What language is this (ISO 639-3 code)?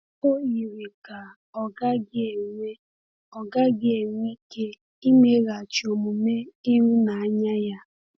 ibo